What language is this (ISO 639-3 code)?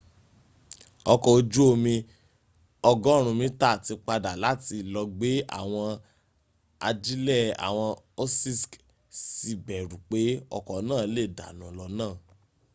yor